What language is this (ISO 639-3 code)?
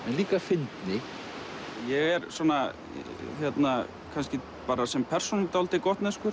isl